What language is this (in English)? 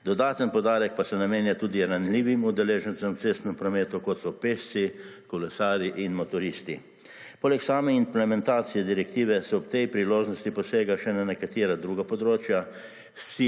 Slovenian